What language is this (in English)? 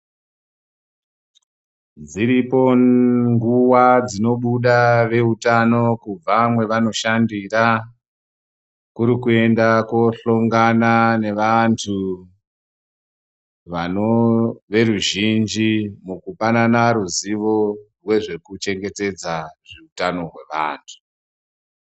Ndau